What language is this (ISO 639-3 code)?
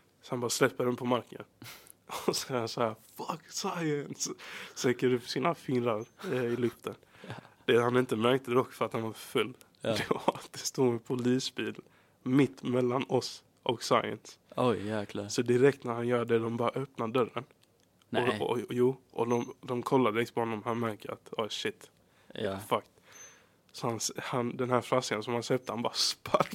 swe